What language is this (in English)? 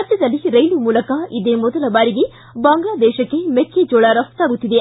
Kannada